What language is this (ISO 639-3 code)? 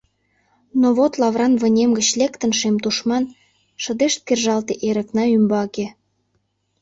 chm